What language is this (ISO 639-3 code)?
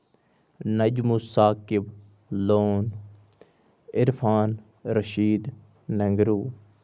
kas